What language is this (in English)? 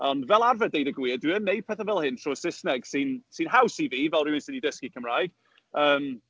Welsh